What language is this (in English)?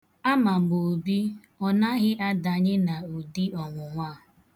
Igbo